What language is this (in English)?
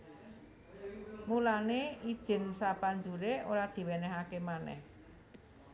Javanese